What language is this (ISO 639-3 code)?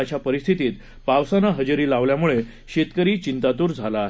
mar